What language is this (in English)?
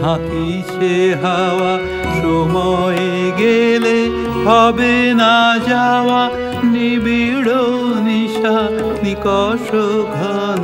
Bangla